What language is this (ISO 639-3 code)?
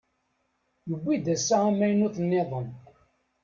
kab